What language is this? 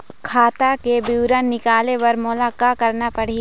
Chhattisgarhi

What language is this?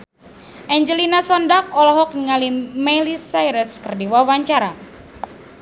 Sundanese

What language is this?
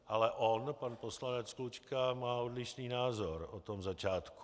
Czech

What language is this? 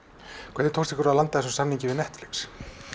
Icelandic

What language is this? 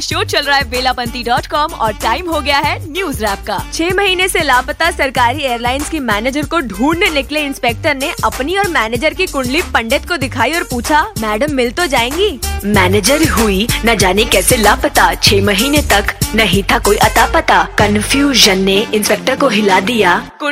Hindi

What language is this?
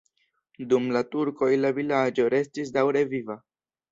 Esperanto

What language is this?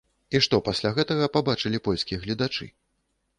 Belarusian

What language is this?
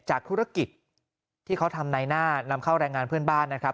Thai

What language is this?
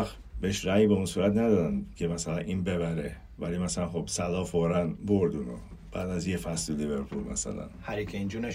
Persian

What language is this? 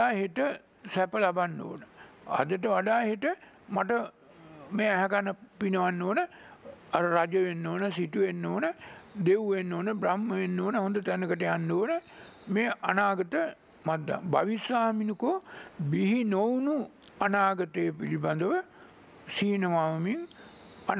Hindi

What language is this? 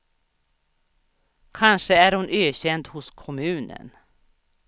Swedish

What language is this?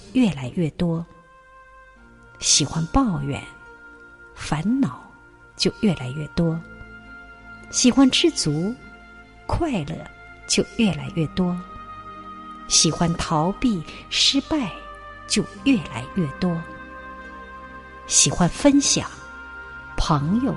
Chinese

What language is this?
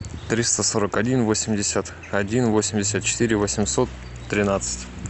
Russian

